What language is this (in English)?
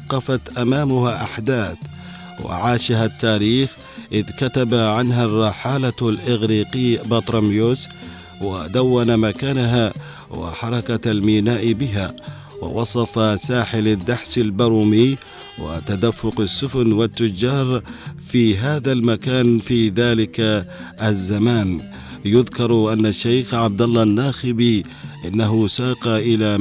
Arabic